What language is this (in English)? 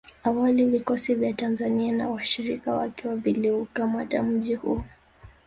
Swahili